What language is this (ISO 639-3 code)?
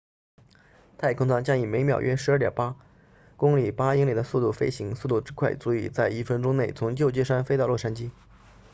zho